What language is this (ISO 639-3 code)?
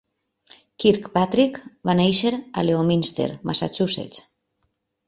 cat